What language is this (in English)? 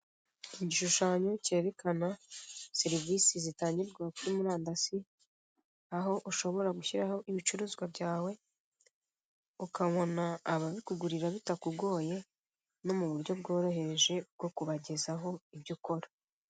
Kinyarwanda